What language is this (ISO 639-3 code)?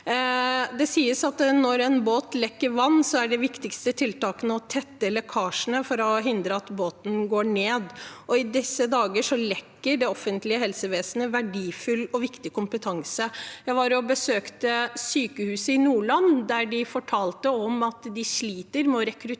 nor